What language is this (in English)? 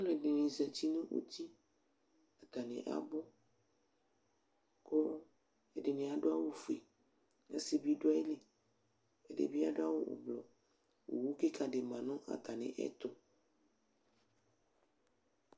Ikposo